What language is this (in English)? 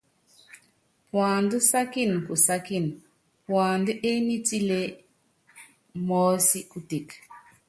Yangben